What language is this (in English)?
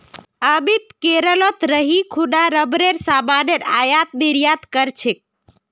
Magahi